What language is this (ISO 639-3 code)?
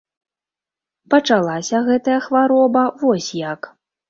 bel